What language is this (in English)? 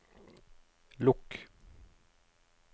Norwegian